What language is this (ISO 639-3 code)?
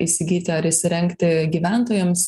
lit